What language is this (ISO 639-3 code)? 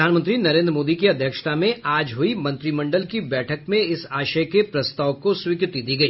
hin